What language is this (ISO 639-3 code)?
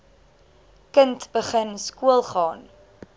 afr